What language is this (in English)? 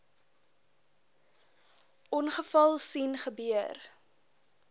Afrikaans